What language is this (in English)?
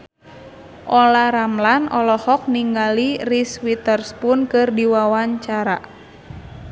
Sundanese